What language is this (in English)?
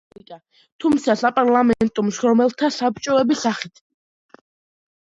Georgian